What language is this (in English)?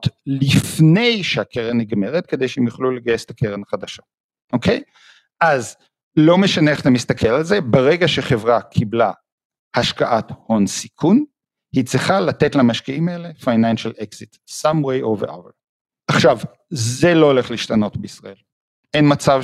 Hebrew